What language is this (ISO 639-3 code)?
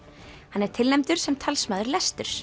isl